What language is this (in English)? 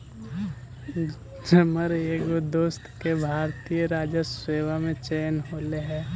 Magahi